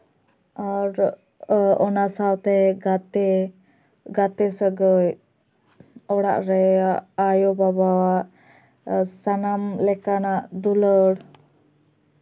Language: Santali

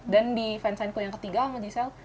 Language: Indonesian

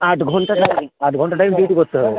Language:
Bangla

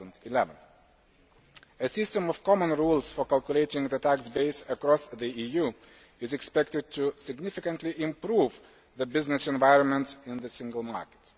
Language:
English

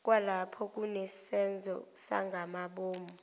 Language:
Zulu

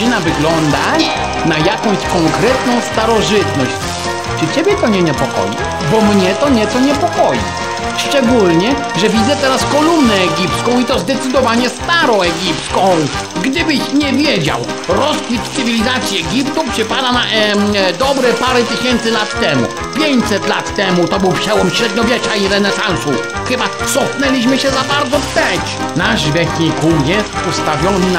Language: Polish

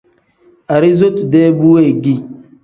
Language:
Tem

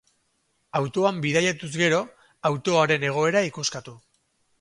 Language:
Basque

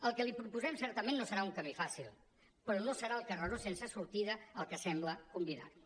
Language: Catalan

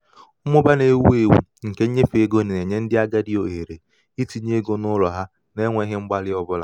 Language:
Igbo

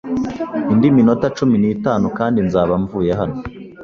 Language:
Kinyarwanda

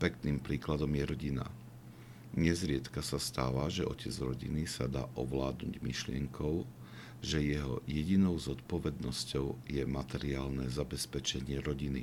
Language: Slovak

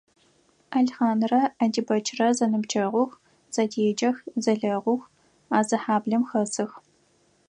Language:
Adyghe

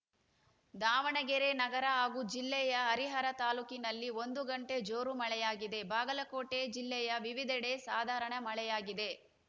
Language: Kannada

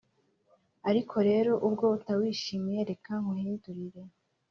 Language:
Kinyarwanda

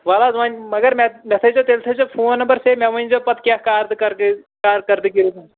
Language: Kashmiri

